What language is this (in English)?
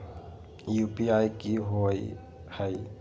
Magahi